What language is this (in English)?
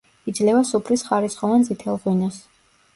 Georgian